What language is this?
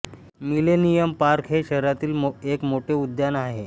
Marathi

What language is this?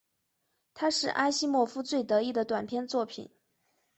Chinese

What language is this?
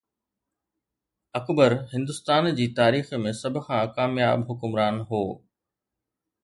Sindhi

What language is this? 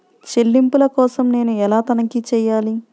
Telugu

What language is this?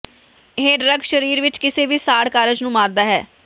Punjabi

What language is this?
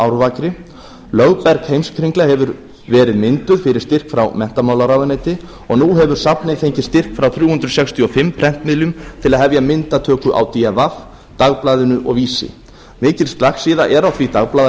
Icelandic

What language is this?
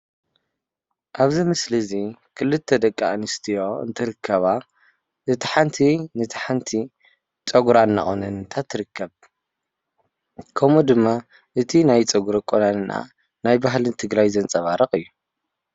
Tigrinya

